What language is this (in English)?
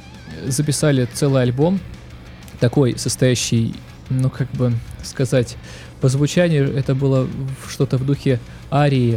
Russian